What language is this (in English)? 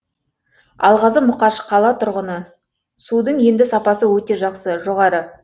Kazakh